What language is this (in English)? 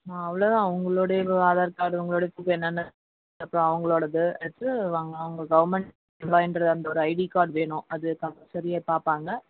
Tamil